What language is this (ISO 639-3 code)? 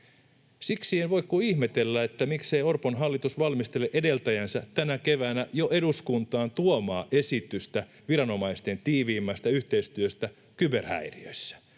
fin